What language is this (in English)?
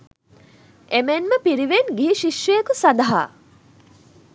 Sinhala